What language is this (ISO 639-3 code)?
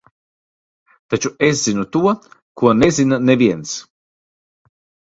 lav